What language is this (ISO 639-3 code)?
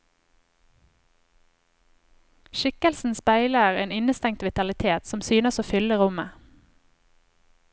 nor